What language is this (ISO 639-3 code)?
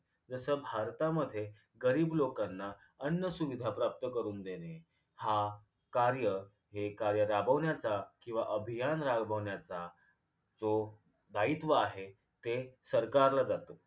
mar